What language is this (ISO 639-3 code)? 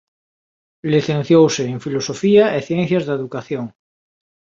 glg